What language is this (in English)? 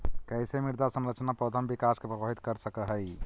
Magahi